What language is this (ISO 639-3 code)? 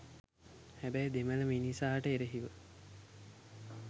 sin